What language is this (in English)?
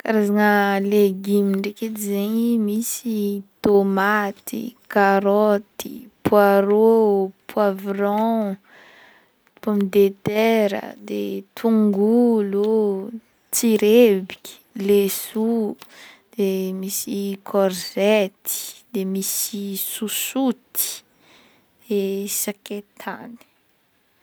Northern Betsimisaraka Malagasy